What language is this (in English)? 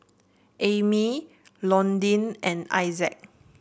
English